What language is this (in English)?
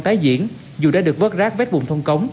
Vietnamese